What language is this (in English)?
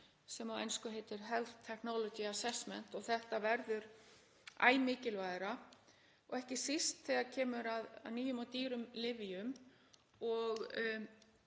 Icelandic